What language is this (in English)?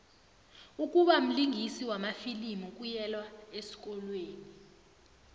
South Ndebele